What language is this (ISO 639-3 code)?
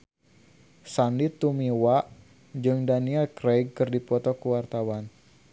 sun